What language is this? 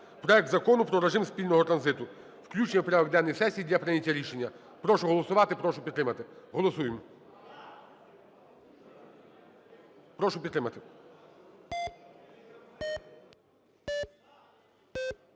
Ukrainian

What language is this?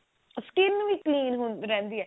Punjabi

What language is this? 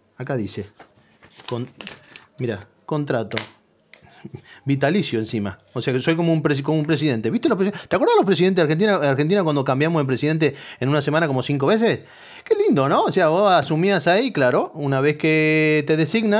Spanish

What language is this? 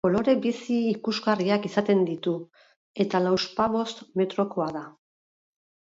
Basque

